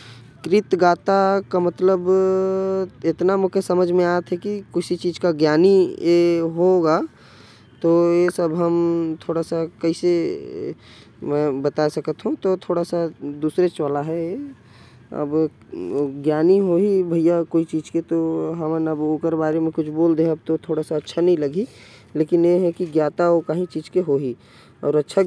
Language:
Korwa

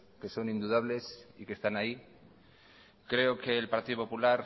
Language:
Spanish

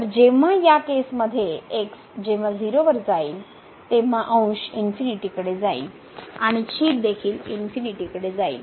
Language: Marathi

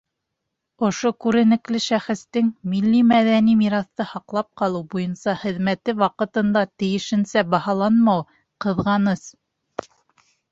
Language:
Bashkir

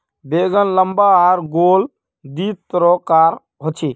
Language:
Magahi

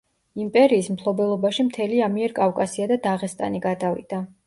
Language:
Georgian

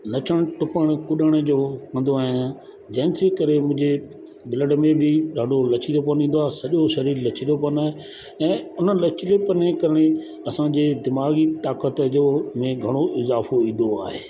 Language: Sindhi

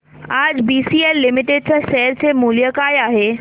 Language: Marathi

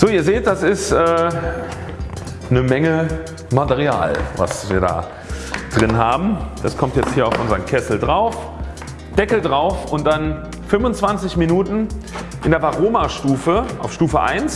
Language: German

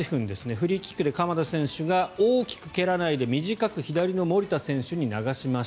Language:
Japanese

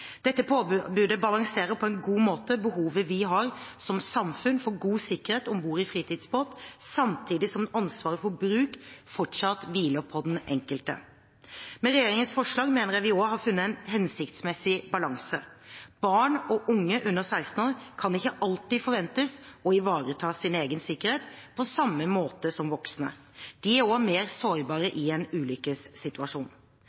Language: Norwegian Bokmål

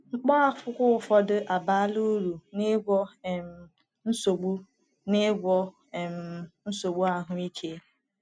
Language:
Igbo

